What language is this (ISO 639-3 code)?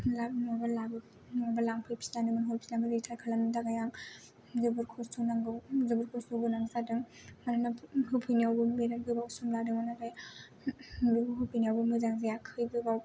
brx